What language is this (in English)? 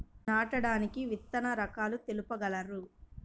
Telugu